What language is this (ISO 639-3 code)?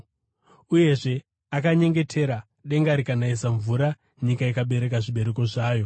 sna